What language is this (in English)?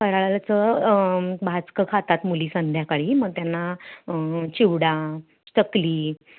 Marathi